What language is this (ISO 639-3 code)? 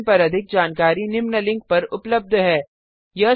hin